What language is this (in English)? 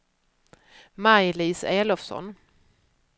Swedish